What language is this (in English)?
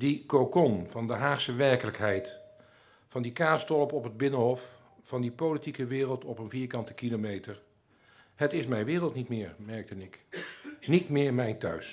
Dutch